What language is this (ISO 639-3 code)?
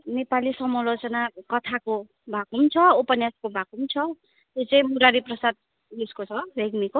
nep